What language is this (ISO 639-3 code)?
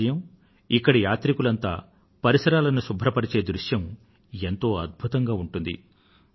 tel